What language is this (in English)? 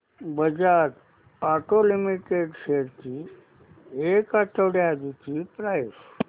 Marathi